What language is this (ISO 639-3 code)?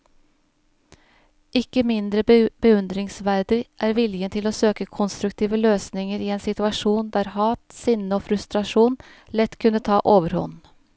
nor